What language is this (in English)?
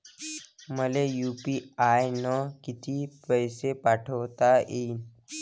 Marathi